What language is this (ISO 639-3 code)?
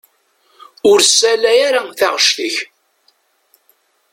kab